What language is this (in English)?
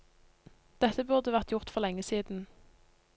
Norwegian